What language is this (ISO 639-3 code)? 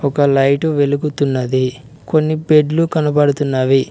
tel